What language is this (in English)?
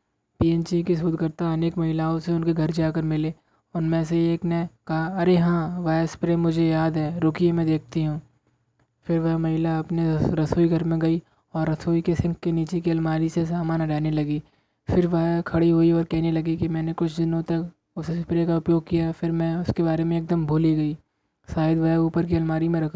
Hindi